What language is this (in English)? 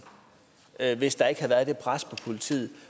Danish